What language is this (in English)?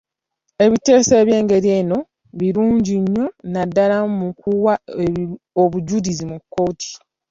Ganda